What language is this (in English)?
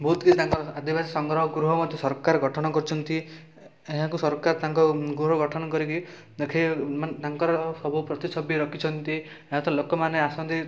Odia